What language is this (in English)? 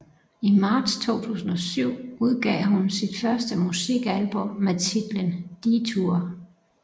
Danish